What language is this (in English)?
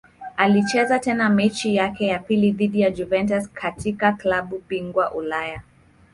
Swahili